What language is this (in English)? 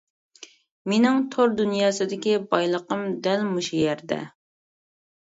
Uyghur